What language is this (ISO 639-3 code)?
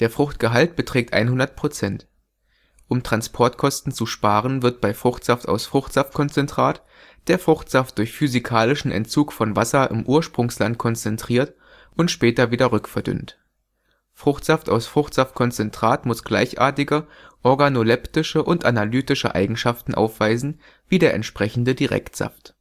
deu